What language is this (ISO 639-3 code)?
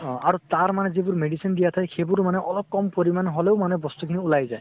asm